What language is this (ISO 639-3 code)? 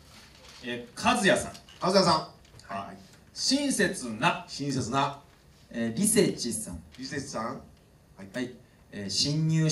jpn